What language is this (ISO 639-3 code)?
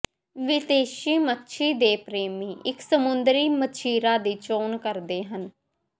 pan